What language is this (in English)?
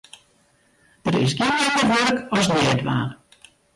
Western Frisian